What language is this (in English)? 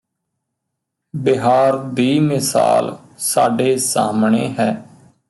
Punjabi